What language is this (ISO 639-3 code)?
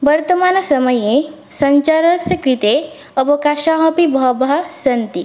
san